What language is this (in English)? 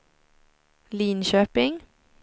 Swedish